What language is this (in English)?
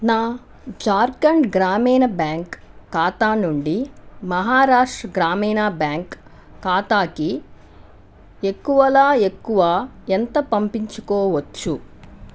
Telugu